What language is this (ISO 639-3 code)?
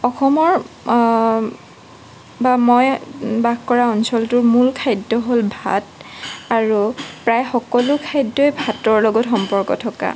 asm